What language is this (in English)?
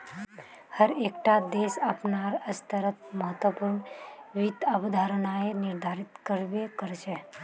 Magahi